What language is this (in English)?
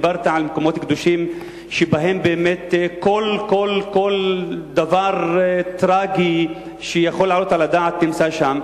Hebrew